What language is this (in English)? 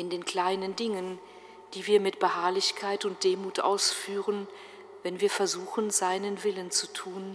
German